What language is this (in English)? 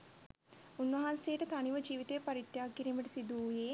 Sinhala